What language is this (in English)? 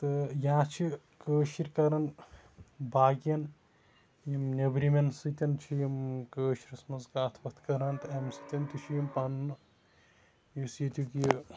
Kashmiri